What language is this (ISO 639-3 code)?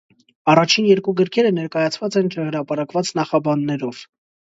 hye